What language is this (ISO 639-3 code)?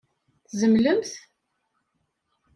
kab